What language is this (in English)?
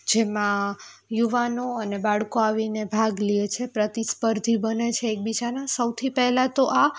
Gujarati